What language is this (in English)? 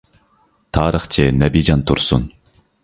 Uyghur